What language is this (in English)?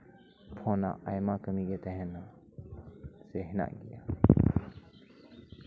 Santali